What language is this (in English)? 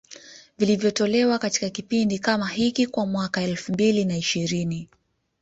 Swahili